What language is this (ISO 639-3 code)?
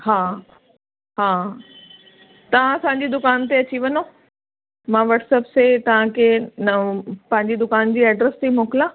snd